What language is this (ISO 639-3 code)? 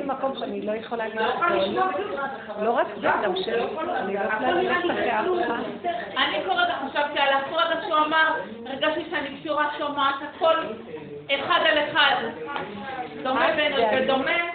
heb